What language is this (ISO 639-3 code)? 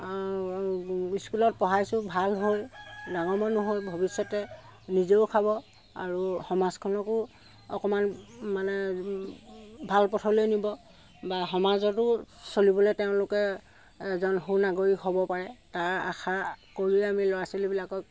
asm